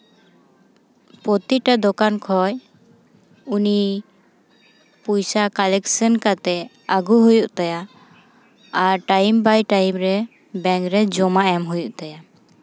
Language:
Santali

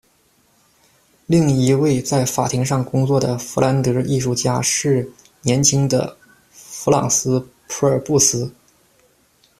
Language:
Chinese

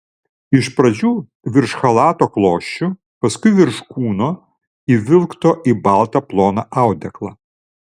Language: Lithuanian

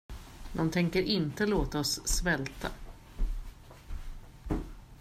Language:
Swedish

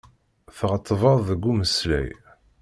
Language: Kabyle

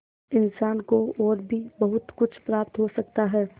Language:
Hindi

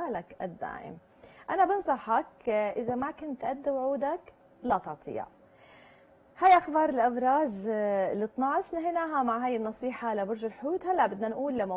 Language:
Arabic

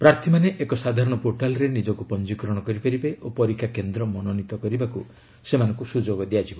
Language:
Odia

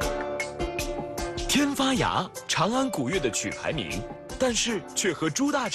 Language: Chinese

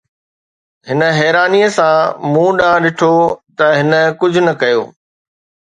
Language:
Sindhi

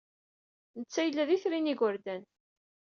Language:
Kabyle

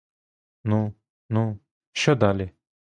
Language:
Ukrainian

